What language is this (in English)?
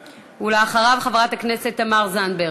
Hebrew